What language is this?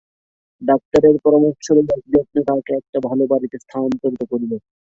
Bangla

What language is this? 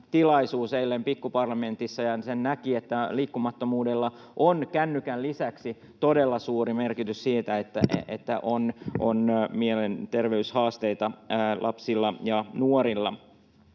Finnish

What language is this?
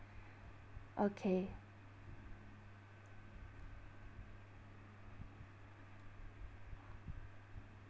English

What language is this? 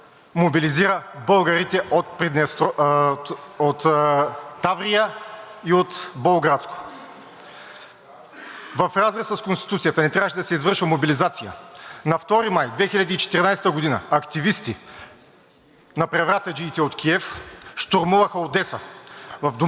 Bulgarian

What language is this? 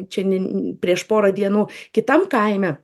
Lithuanian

